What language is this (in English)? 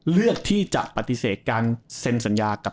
Thai